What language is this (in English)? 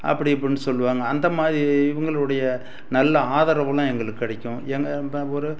Tamil